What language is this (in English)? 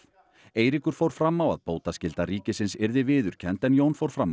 Icelandic